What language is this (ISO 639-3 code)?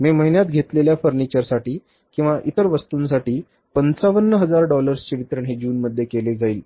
mar